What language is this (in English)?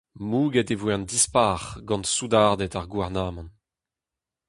Breton